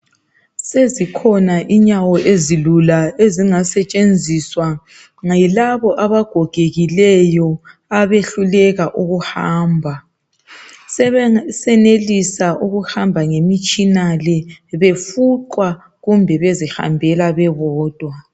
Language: North Ndebele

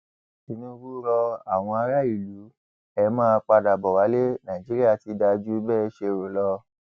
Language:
Yoruba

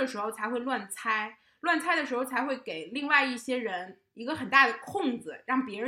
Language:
Chinese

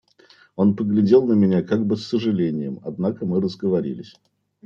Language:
Russian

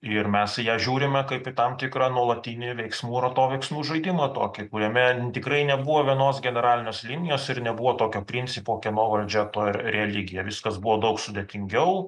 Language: Lithuanian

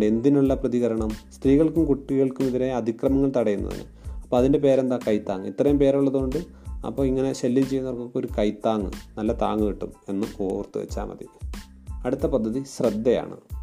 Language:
Malayalam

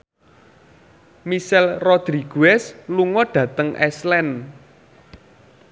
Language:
Javanese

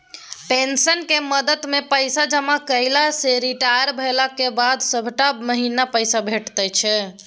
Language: Maithili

